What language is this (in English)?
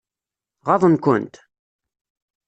Kabyle